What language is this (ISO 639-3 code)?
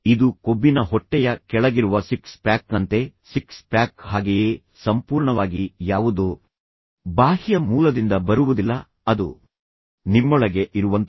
kan